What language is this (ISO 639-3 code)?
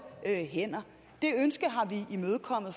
dan